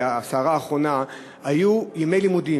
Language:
Hebrew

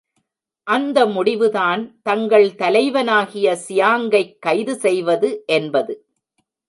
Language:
Tamil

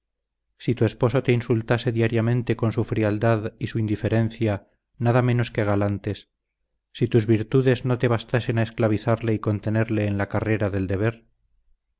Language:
Spanish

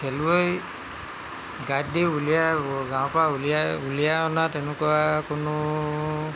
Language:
Assamese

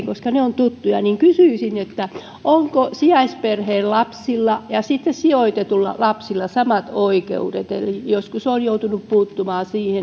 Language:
Finnish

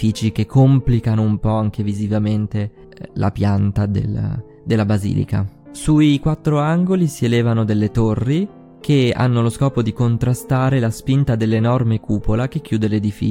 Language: Italian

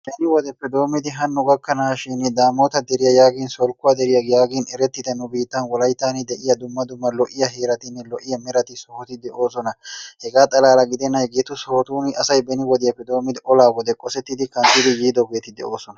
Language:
Wolaytta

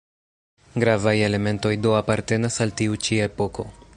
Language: Esperanto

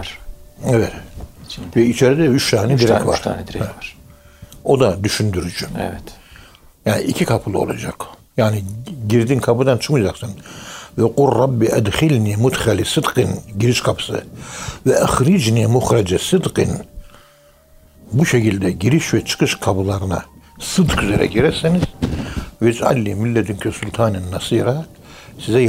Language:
Turkish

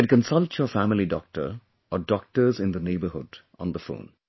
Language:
English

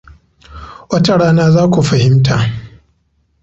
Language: Hausa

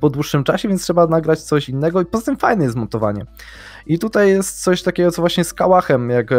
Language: Polish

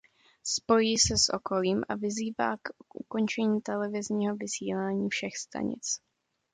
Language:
Czech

